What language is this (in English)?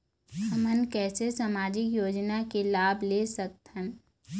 Chhattisgarhi